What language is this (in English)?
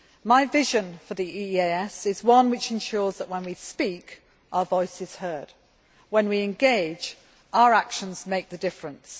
English